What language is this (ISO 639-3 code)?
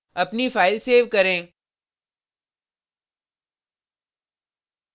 hin